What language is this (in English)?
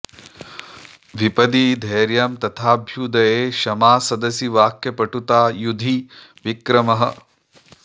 Sanskrit